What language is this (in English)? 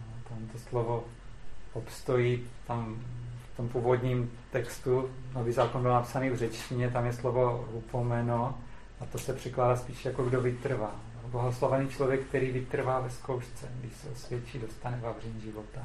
Czech